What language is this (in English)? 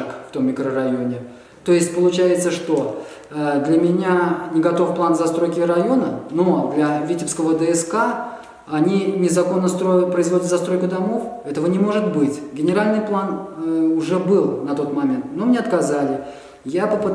Russian